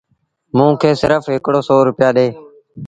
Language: Sindhi Bhil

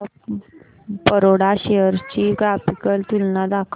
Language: Marathi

